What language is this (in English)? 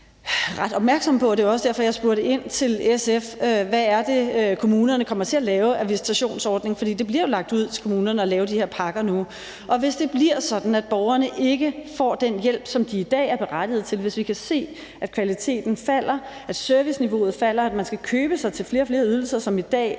Danish